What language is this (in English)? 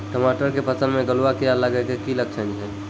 Maithili